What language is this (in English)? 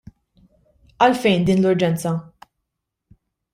Maltese